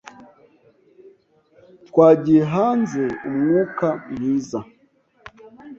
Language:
Kinyarwanda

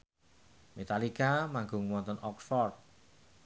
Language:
Javanese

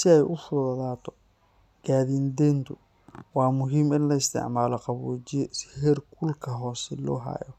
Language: Somali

